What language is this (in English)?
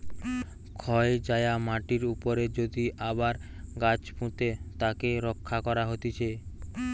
Bangla